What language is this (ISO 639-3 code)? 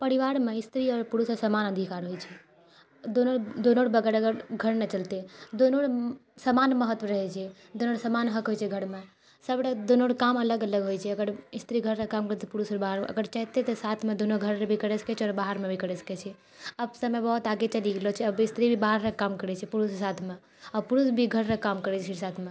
mai